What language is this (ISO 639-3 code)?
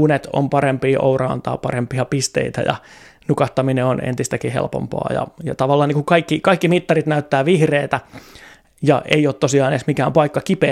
fin